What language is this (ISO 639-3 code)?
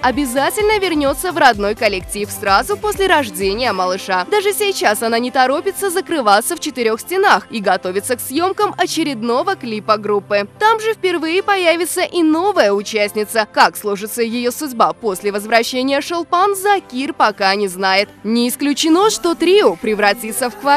rus